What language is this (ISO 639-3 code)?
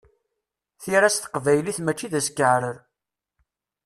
kab